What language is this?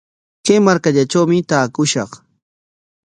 Corongo Ancash Quechua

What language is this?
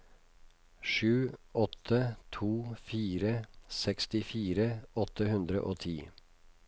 Norwegian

